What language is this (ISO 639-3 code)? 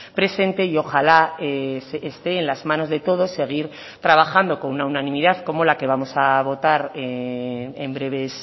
spa